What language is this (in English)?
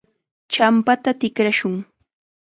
Chiquián Ancash Quechua